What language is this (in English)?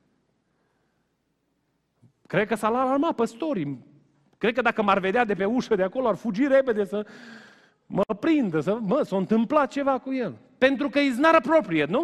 Romanian